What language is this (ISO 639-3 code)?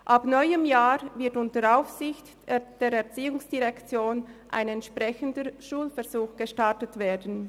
gsw